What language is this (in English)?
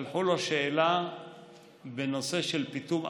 Hebrew